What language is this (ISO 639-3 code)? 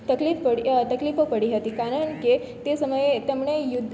guj